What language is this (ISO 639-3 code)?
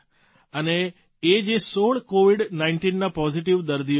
guj